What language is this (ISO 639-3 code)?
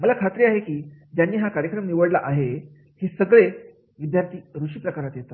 mar